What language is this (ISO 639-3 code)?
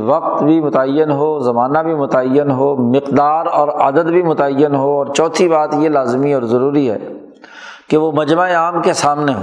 urd